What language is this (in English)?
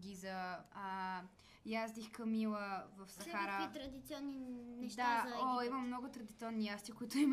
Bulgarian